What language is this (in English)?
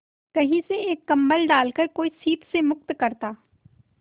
Hindi